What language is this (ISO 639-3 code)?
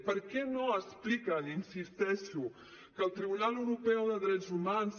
cat